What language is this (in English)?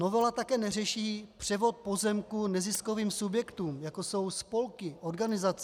Czech